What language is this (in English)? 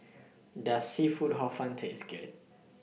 English